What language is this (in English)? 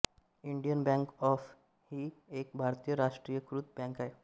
Marathi